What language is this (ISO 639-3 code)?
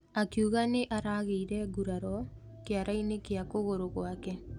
kik